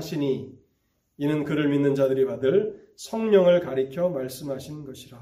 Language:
Korean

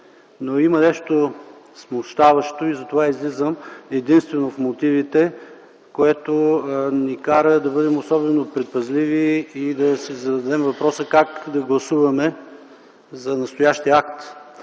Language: Bulgarian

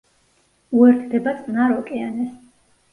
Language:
Georgian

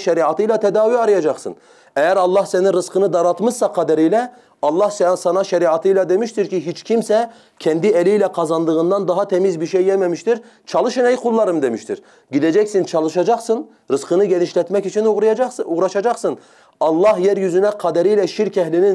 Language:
Turkish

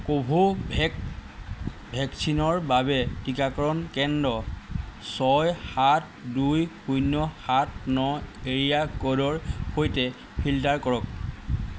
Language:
Assamese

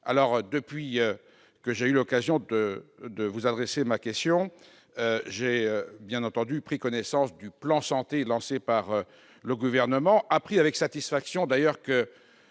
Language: French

